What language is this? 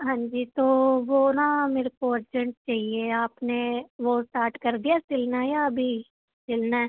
Punjabi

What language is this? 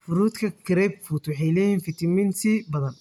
Somali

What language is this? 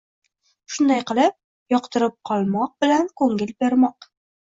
Uzbek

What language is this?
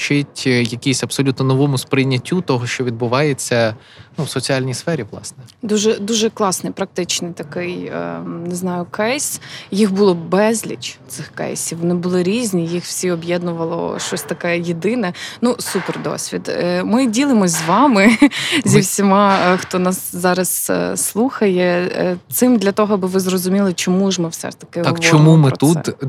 Ukrainian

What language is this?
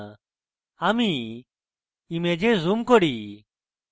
Bangla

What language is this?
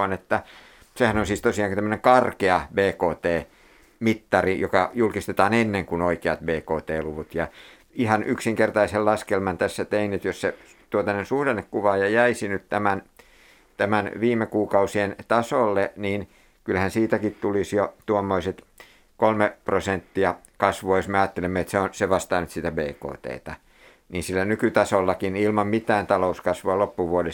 Finnish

